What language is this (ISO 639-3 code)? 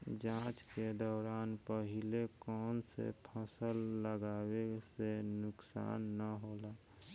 bho